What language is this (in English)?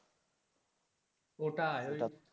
Bangla